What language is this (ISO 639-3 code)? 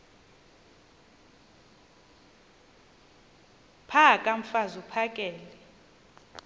xho